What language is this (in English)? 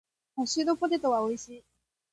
Japanese